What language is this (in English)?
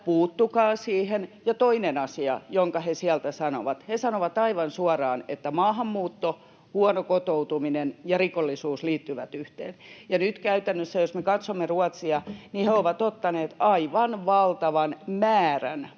Finnish